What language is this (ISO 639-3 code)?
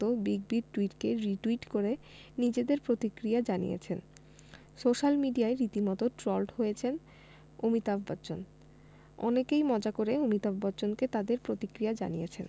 ben